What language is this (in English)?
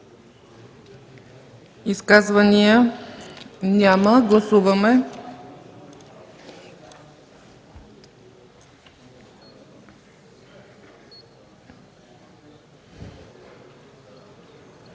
Bulgarian